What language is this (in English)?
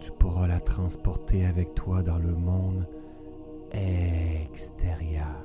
French